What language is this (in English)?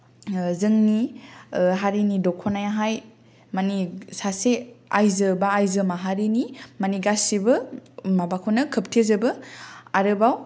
Bodo